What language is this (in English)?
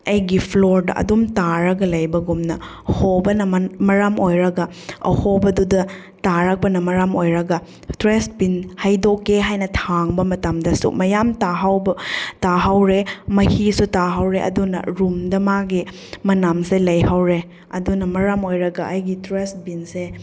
Manipuri